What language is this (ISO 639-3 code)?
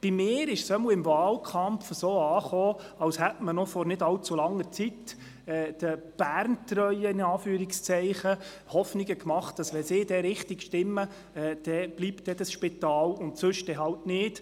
gsw